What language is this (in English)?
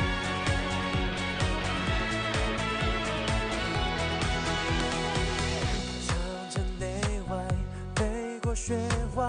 Chinese